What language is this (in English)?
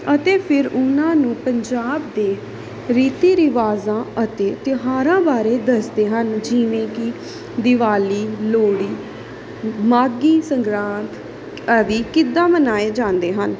Punjabi